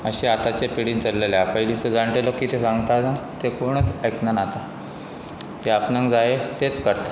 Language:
Konkani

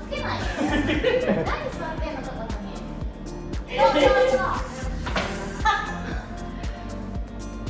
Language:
Japanese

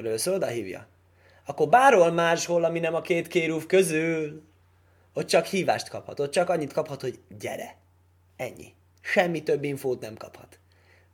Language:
Hungarian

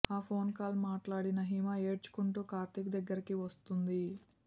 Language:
Telugu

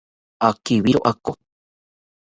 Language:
South Ucayali Ashéninka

